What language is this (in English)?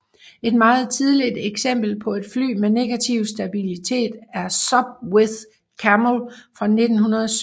Danish